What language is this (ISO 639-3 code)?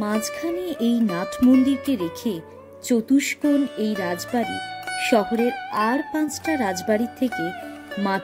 hin